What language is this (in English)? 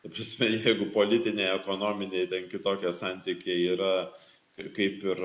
Lithuanian